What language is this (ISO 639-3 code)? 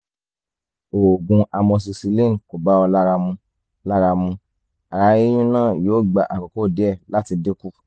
yor